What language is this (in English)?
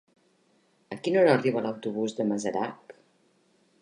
Catalan